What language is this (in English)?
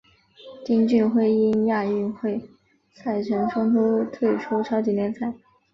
Chinese